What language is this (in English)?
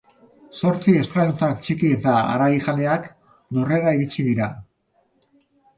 Basque